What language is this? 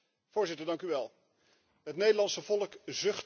Dutch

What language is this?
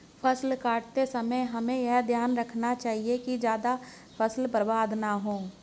Hindi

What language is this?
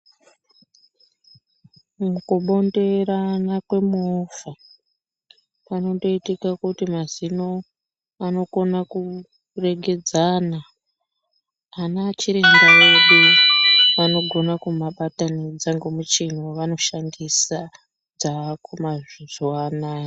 Ndau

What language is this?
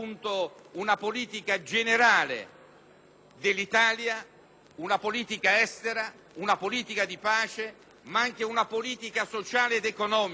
Italian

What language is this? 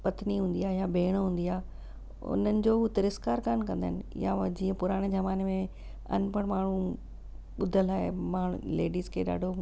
Sindhi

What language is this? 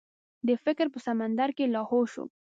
Pashto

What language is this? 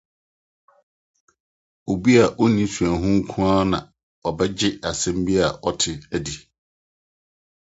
Akan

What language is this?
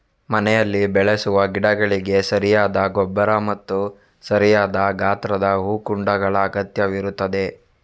Kannada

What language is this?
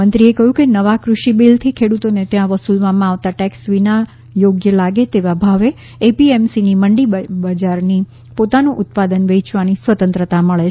Gujarati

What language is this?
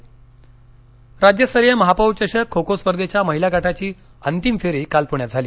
Marathi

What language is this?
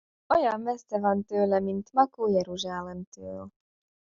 Hungarian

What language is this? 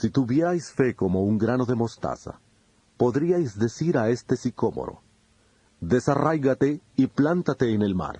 Spanish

